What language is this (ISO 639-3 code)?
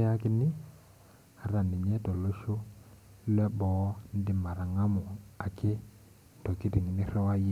mas